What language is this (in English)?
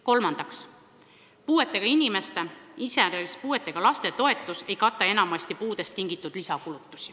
Estonian